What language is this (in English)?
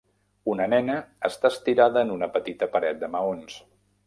Catalan